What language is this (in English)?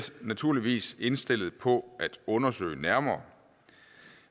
Danish